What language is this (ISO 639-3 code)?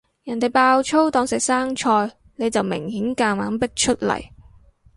yue